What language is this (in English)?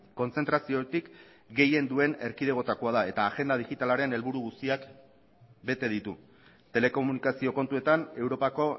Basque